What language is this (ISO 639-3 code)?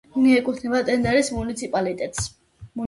kat